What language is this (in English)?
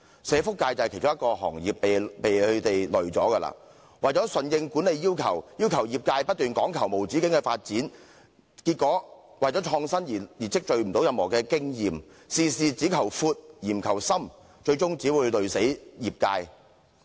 Cantonese